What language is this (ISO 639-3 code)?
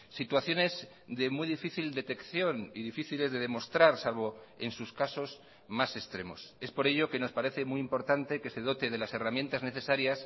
spa